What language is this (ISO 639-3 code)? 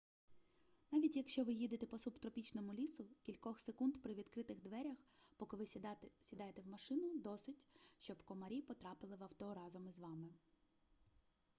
ukr